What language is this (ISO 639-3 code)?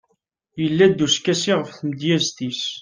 kab